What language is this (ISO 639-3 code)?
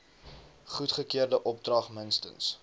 afr